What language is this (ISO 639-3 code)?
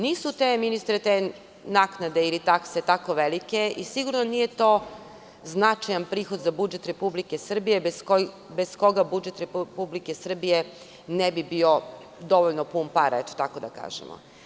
srp